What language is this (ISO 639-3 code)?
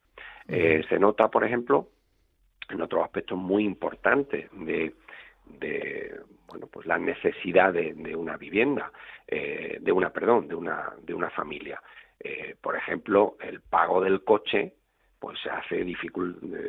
spa